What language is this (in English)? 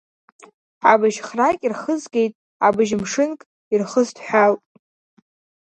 Abkhazian